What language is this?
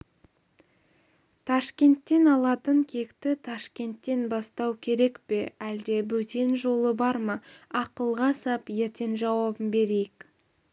Kazakh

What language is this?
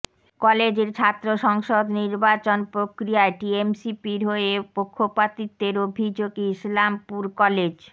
Bangla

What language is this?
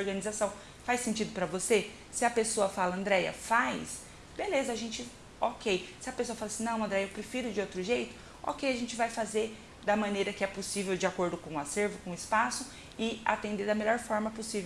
Portuguese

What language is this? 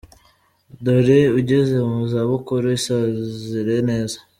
Kinyarwanda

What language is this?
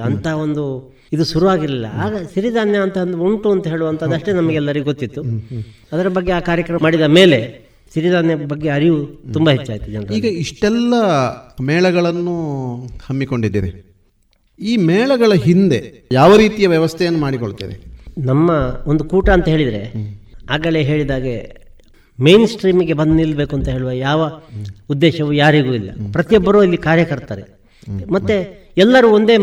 Kannada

